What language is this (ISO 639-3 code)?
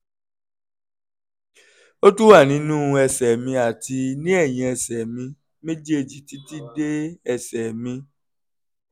yor